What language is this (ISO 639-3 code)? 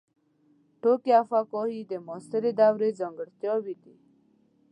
pus